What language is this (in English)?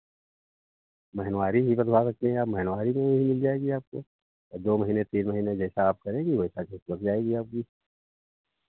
Hindi